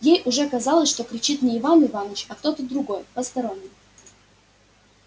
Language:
Russian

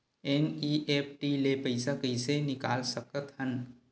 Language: Chhattisgarhi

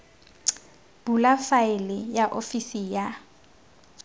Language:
Tswana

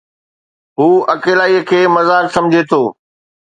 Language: Sindhi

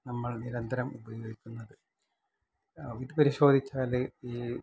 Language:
Malayalam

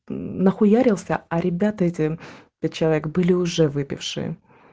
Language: Russian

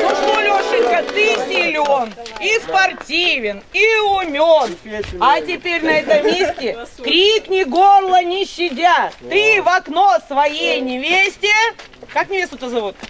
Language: Russian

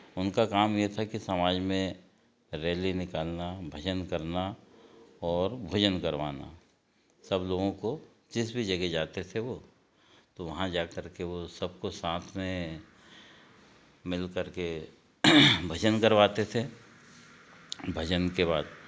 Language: Hindi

